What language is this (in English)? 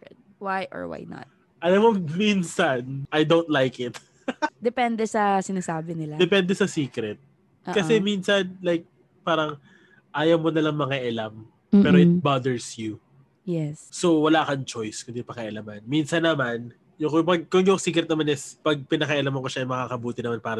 Filipino